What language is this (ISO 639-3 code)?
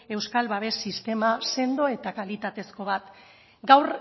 eus